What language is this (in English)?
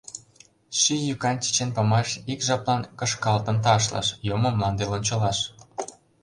Mari